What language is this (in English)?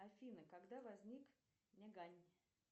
Russian